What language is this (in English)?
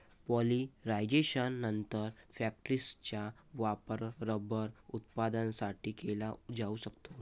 Marathi